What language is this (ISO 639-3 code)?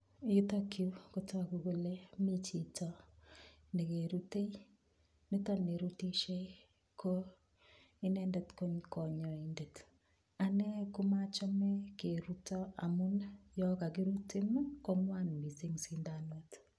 kln